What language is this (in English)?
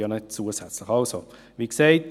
Swiss German